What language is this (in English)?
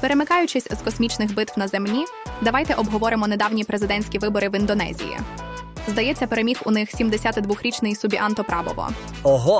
Ukrainian